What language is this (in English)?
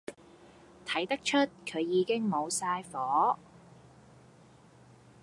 Cantonese